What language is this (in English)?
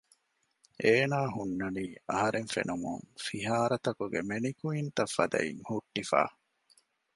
Divehi